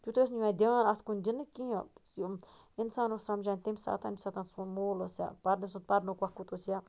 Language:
Kashmiri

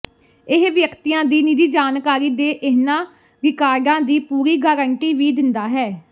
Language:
Punjabi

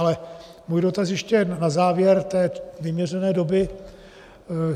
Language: Czech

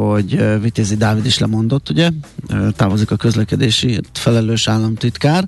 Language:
Hungarian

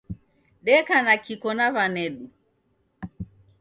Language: Taita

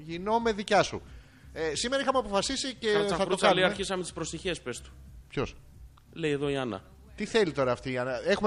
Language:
Greek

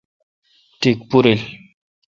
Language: Kalkoti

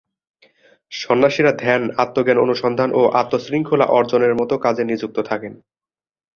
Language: Bangla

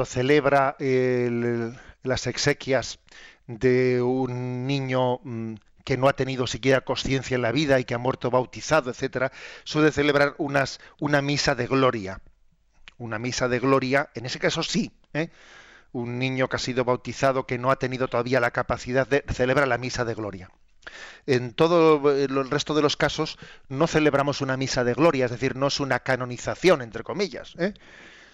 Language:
Spanish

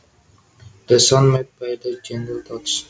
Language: Javanese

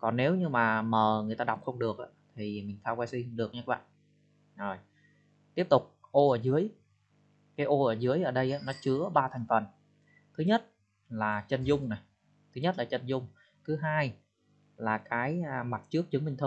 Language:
Vietnamese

